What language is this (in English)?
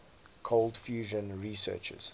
English